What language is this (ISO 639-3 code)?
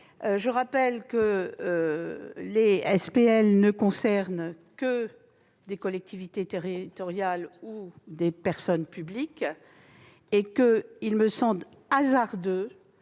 fra